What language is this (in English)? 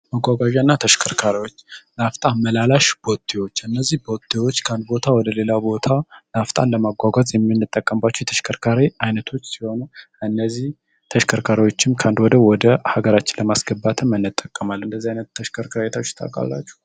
Amharic